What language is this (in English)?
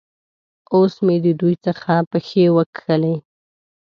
Pashto